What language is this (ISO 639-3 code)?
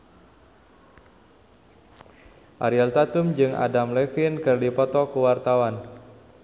sun